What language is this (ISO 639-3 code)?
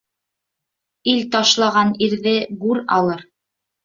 bak